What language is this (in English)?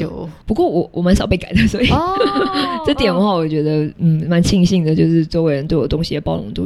Chinese